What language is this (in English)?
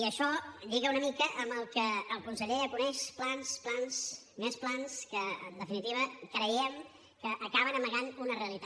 Catalan